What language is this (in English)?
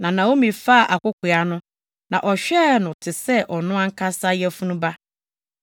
Akan